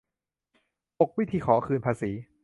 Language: Thai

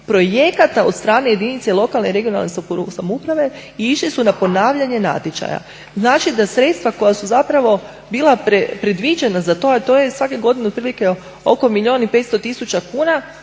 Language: Croatian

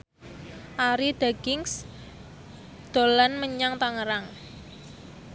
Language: Javanese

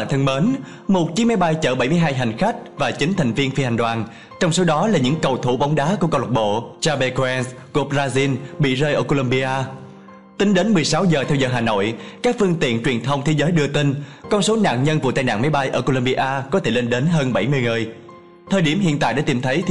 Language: Vietnamese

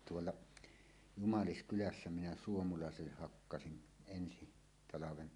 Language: Finnish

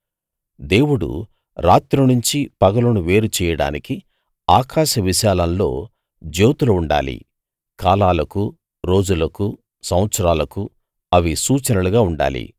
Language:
Telugu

